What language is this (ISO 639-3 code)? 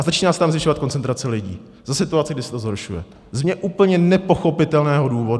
ces